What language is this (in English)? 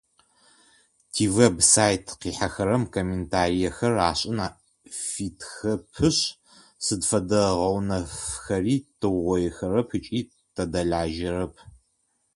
Adyghe